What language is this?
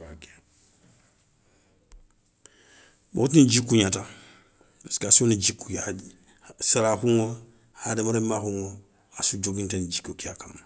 Soninke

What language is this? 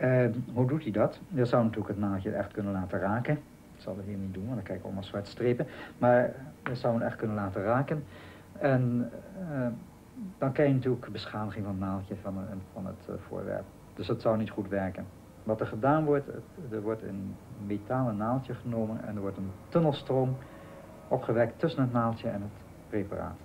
Dutch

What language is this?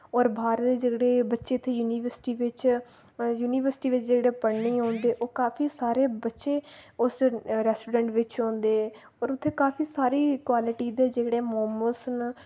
Dogri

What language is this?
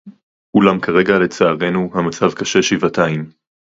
Hebrew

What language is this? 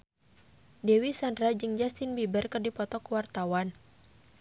Sundanese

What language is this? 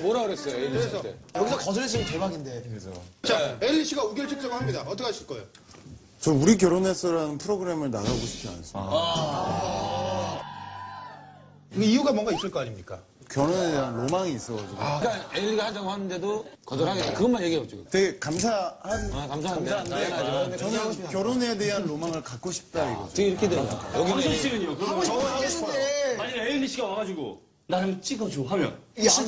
Korean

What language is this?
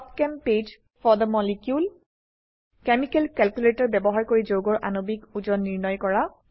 Assamese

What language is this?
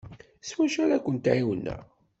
Kabyle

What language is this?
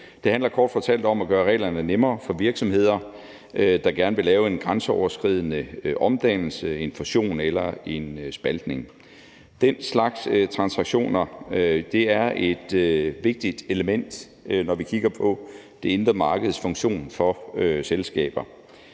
Danish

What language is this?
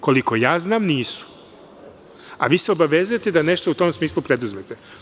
Serbian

